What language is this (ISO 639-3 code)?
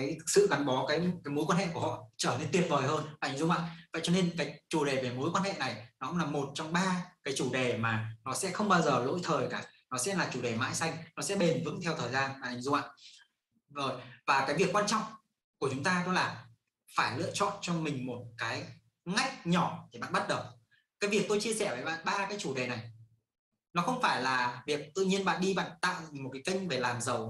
vie